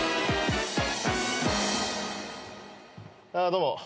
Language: Japanese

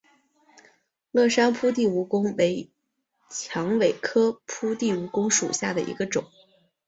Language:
Chinese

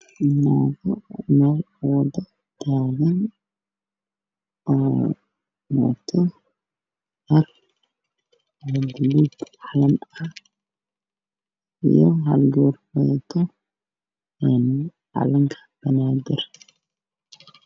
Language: Somali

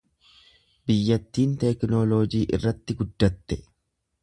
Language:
Oromo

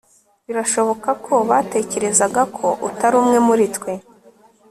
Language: Kinyarwanda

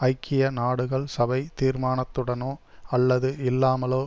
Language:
Tamil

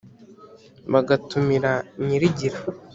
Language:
Kinyarwanda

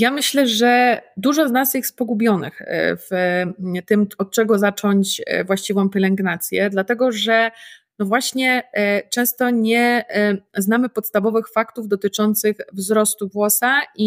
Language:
Polish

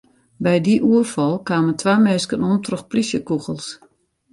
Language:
Western Frisian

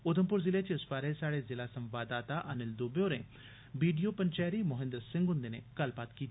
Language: Dogri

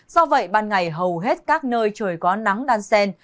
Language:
Vietnamese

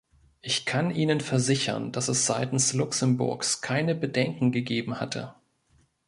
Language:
German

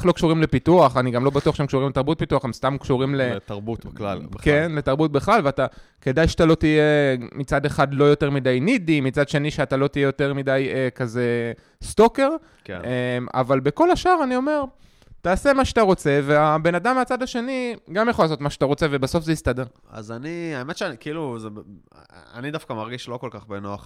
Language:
Hebrew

